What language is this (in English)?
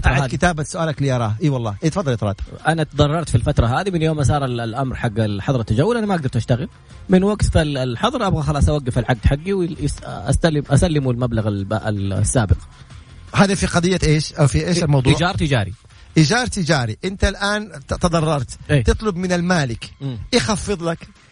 Arabic